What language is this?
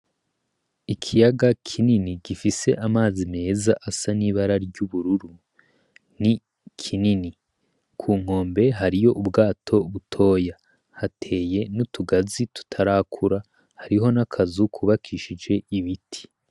Rundi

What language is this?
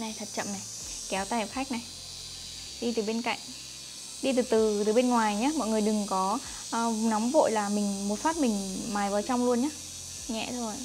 Vietnamese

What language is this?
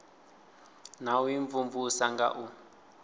Venda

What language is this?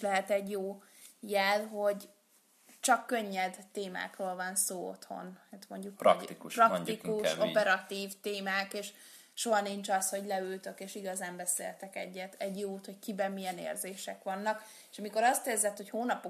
Hungarian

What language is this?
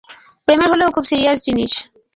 Bangla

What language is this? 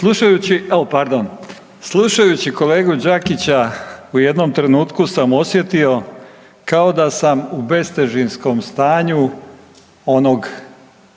Croatian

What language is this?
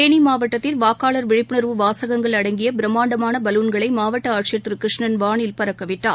Tamil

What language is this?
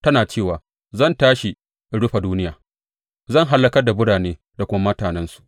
Hausa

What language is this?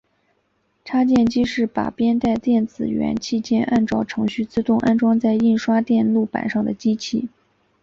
Chinese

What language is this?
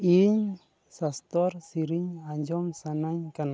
Santali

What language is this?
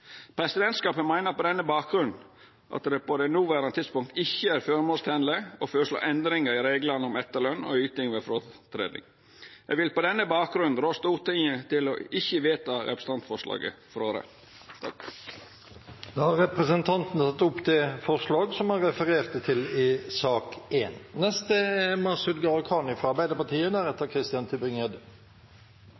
Norwegian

